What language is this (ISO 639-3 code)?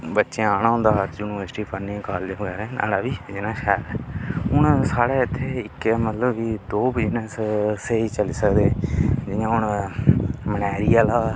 doi